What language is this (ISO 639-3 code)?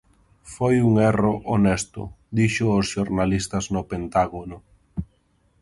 glg